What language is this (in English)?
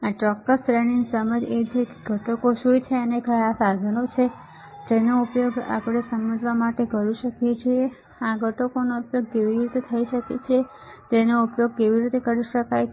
Gujarati